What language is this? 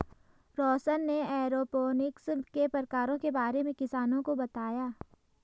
Hindi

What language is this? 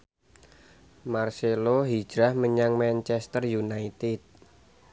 Javanese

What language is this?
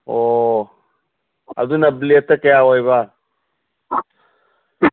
Manipuri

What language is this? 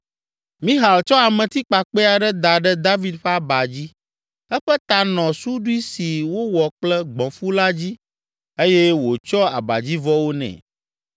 Ewe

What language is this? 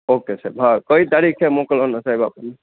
Gujarati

